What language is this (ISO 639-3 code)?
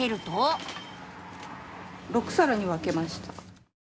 jpn